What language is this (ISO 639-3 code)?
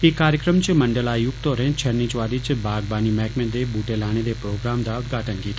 doi